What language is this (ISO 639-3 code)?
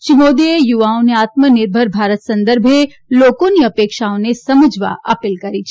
guj